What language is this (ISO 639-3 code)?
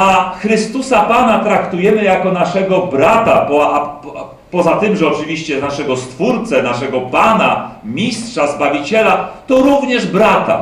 pol